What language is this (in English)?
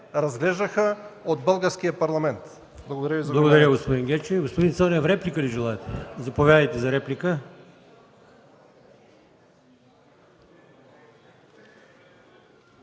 Bulgarian